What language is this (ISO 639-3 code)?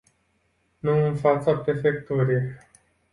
ron